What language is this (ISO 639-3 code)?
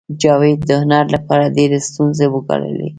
pus